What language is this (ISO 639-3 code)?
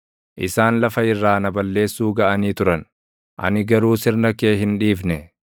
orm